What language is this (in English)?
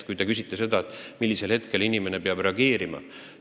Estonian